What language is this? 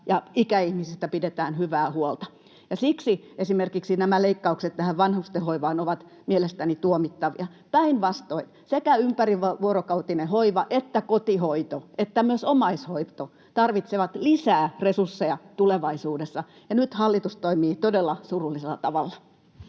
Finnish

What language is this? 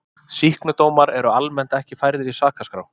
Icelandic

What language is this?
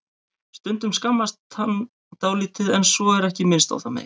Icelandic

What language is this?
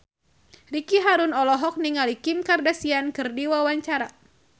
Sundanese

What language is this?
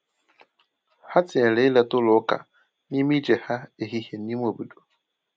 Igbo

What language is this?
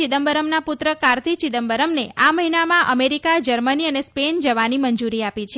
Gujarati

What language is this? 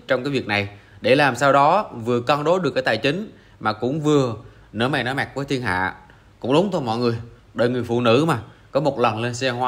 Vietnamese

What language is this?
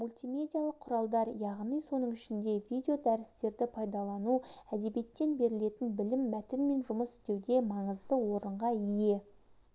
Kazakh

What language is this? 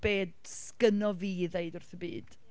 Welsh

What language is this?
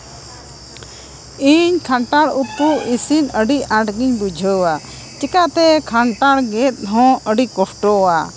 Santali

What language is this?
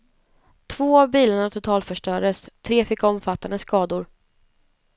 Swedish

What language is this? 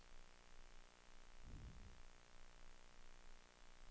Swedish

